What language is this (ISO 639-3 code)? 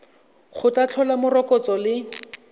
tsn